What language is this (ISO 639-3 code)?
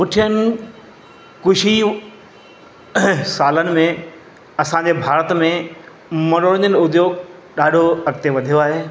snd